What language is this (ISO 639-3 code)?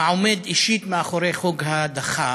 heb